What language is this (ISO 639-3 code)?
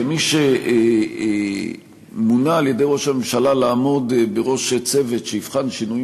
heb